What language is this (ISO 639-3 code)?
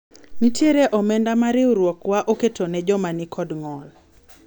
luo